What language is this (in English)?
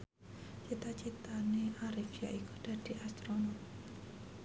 Javanese